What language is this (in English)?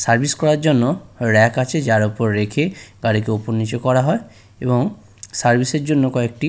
Bangla